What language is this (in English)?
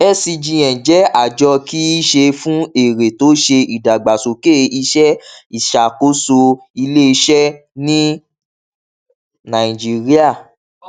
Yoruba